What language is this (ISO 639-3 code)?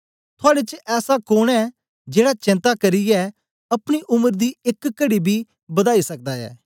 doi